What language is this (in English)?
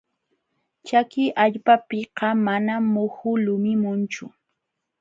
Jauja Wanca Quechua